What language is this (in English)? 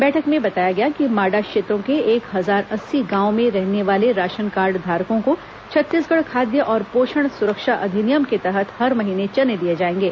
Hindi